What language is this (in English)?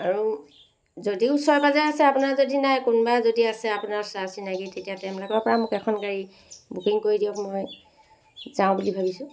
Assamese